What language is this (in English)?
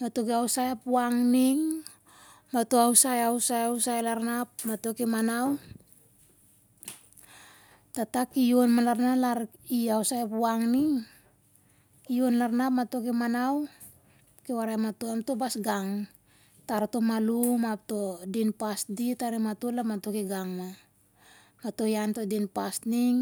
Siar-Lak